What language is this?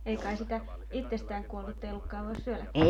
Finnish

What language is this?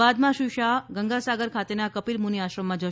Gujarati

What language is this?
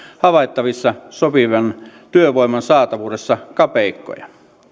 Finnish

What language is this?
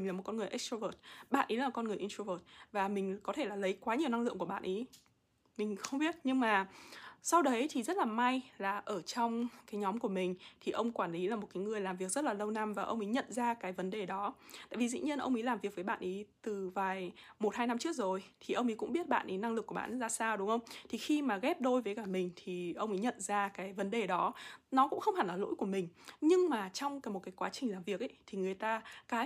Vietnamese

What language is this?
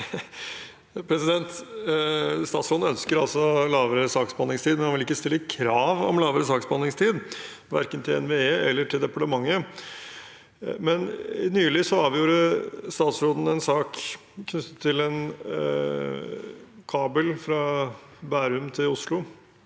Norwegian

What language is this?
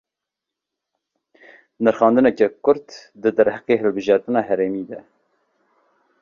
Kurdish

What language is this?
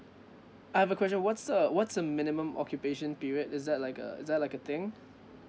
English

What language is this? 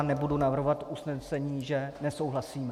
Czech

